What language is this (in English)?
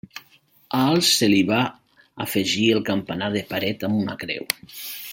Catalan